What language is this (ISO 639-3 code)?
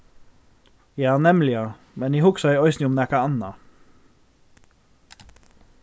fao